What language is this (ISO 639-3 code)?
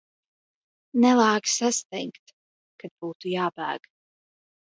lav